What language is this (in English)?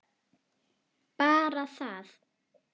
Icelandic